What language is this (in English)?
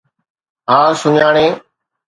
Sindhi